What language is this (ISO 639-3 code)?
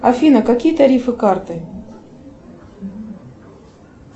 rus